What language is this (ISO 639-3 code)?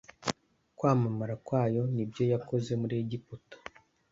kin